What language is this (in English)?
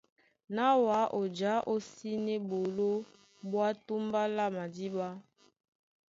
Duala